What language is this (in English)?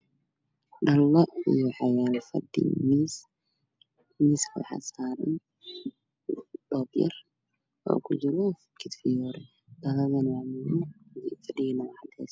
Somali